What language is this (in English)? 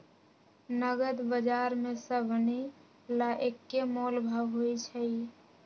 Magahi